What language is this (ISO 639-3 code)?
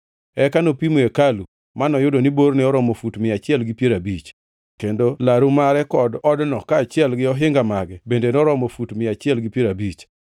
luo